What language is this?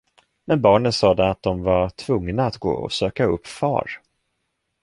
Swedish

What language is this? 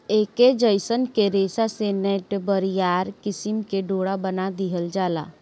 Bhojpuri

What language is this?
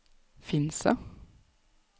Norwegian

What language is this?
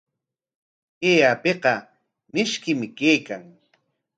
Corongo Ancash Quechua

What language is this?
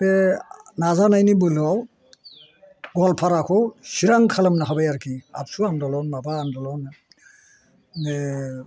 Bodo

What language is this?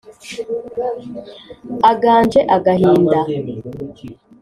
Kinyarwanda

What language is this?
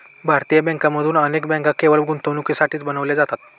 Marathi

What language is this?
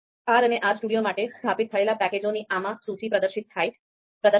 Gujarati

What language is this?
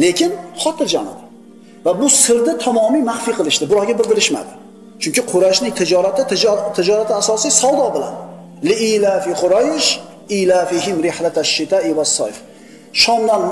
Turkish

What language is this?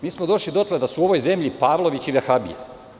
Serbian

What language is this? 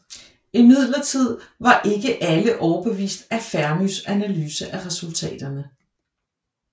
Danish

